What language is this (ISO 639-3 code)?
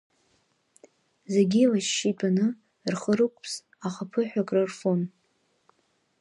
abk